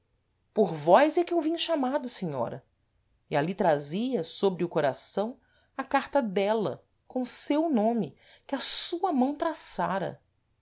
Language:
Portuguese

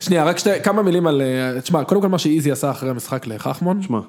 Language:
Hebrew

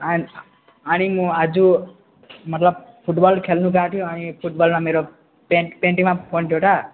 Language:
Nepali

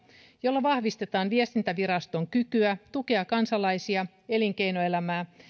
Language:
Finnish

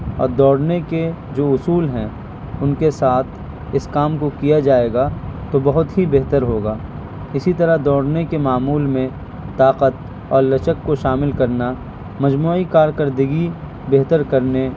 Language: Urdu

